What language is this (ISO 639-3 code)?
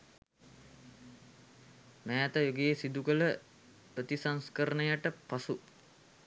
sin